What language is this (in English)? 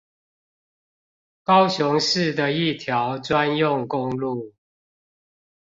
Chinese